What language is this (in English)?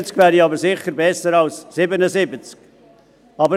Swiss German